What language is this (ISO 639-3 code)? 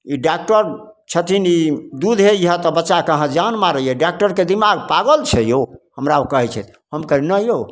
mai